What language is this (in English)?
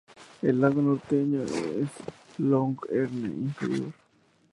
Spanish